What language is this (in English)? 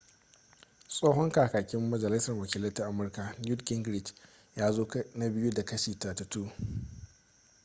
Hausa